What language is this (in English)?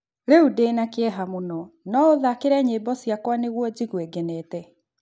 Kikuyu